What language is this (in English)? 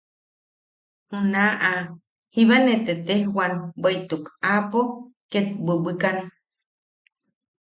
Yaqui